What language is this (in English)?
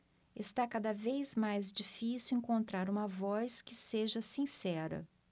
Portuguese